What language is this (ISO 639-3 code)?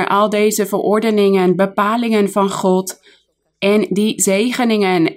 nld